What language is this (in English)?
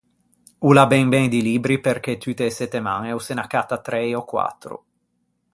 Ligurian